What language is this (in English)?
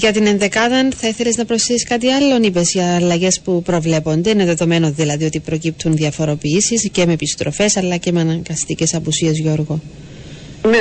Greek